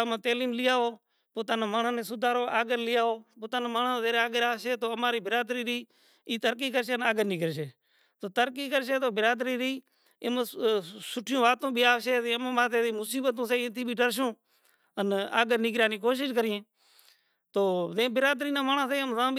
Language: Kachi Koli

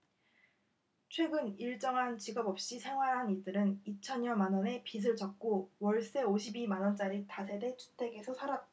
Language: Korean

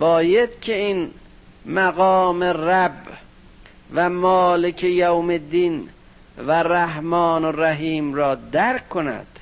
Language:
Persian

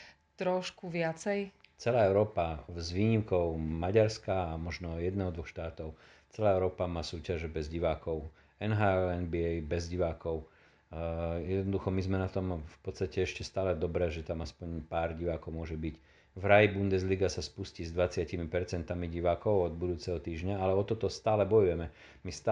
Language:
Slovak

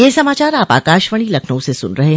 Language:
Hindi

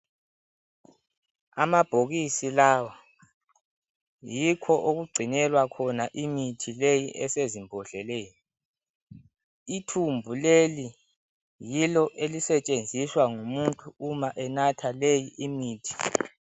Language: North Ndebele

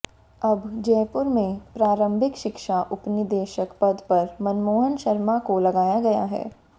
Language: Hindi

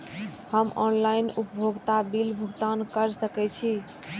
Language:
Maithili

